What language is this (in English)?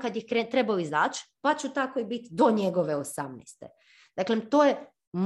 Croatian